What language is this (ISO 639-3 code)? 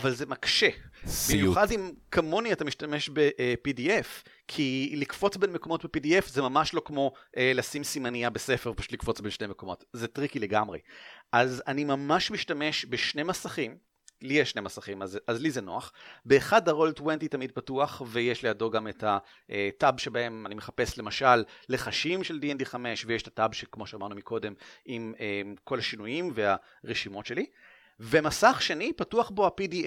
heb